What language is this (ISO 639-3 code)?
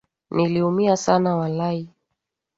swa